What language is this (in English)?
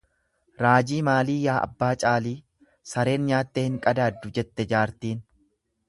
Oromo